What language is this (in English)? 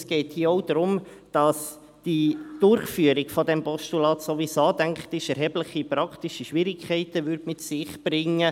Swiss German